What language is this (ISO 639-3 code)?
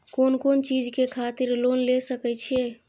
mai